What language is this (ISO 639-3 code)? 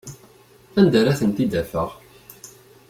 kab